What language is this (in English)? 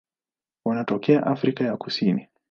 Swahili